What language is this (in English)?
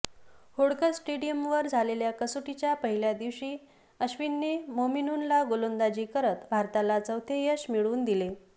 Marathi